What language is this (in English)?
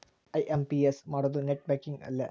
Kannada